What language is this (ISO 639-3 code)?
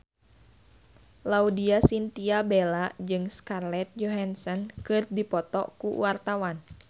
sun